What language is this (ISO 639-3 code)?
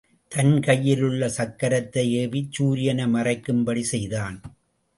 tam